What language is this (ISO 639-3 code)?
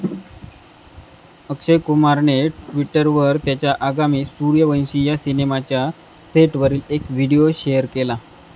mar